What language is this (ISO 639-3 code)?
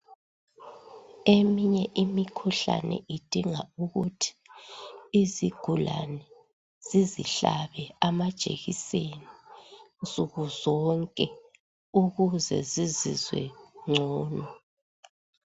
nde